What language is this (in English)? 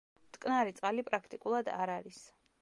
Georgian